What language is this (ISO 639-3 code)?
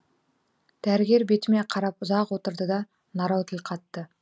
kaz